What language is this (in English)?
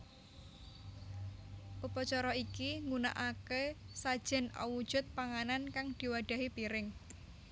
Javanese